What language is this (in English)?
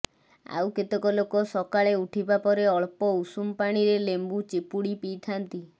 Odia